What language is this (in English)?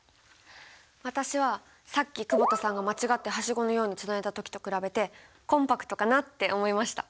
Japanese